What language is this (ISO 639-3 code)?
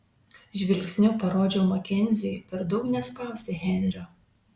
lit